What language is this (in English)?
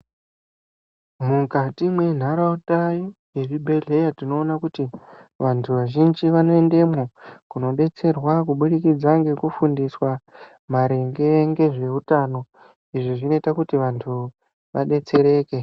Ndau